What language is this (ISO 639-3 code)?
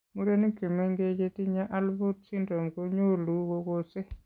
kln